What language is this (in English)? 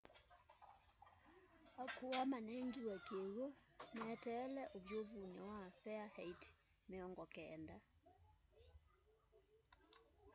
Kamba